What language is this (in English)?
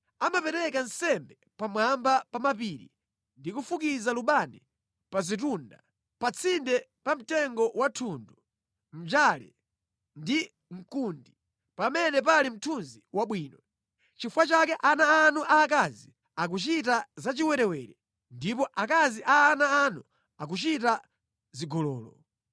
Nyanja